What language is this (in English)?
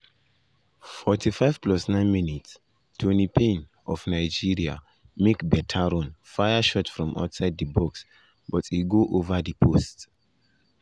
Nigerian Pidgin